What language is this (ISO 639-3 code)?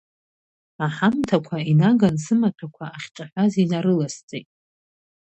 abk